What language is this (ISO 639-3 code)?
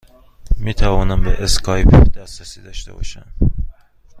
fas